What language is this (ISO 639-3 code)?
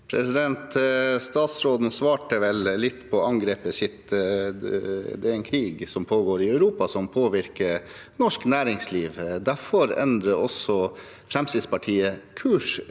nor